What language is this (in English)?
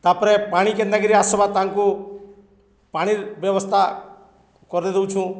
Odia